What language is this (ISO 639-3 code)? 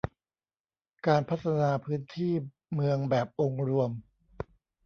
tha